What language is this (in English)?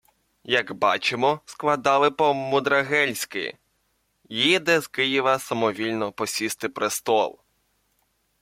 Ukrainian